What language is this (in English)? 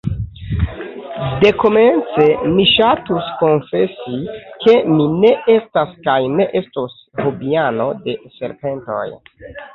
Esperanto